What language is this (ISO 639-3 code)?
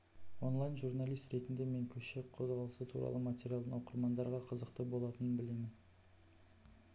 kaz